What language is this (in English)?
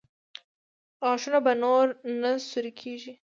Pashto